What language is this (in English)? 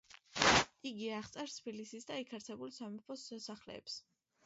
Georgian